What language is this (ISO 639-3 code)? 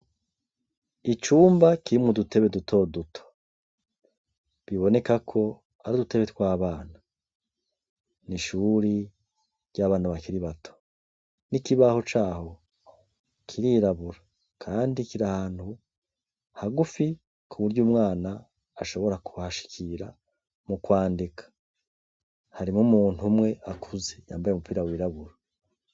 run